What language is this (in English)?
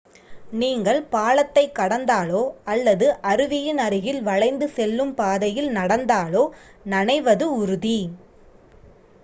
Tamil